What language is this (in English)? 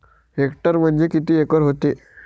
Marathi